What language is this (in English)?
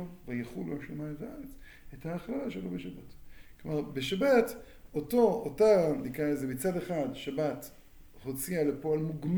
Hebrew